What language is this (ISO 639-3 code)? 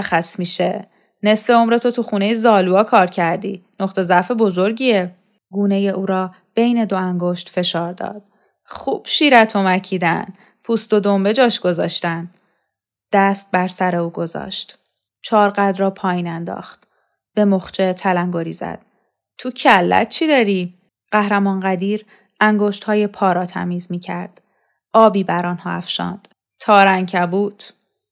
fas